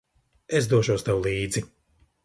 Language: Latvian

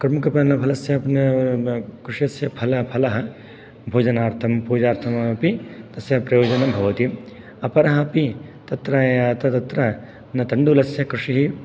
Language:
Sanskrit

